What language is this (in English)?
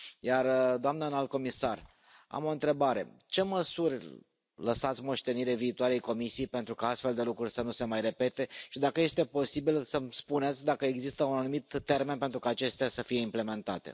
Romanian